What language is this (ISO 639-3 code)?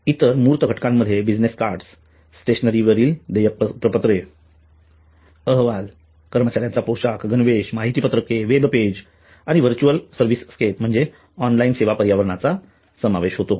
mar